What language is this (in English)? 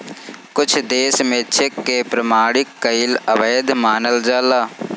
Bhojpuri